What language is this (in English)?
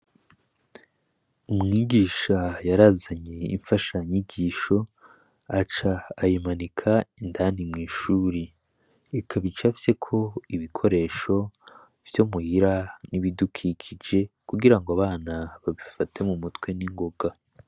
Rundi